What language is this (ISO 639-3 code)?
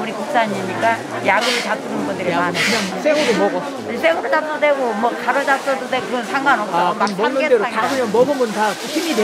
kor